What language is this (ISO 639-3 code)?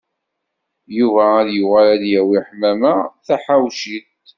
kab